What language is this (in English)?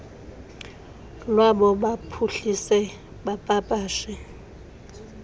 Xhosa